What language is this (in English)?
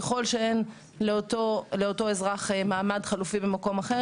Hebrew